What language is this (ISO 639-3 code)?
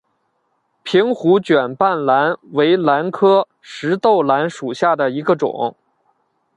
zho